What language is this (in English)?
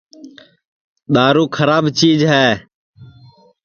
Sansi